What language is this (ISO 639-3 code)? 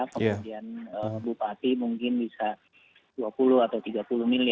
ind